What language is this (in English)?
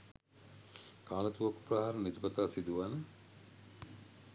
Sinhala